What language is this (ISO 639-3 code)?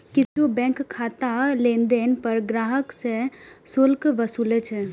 mai